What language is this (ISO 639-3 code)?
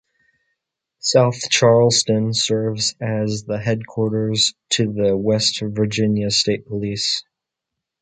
eng